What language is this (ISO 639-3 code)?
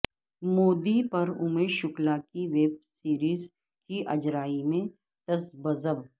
urd